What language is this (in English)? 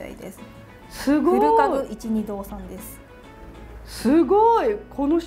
Japanese